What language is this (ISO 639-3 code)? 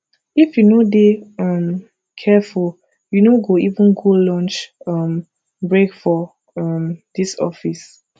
pcm